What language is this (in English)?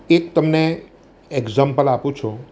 Gujarati